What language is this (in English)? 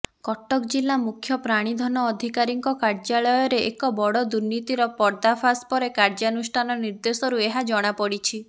Odia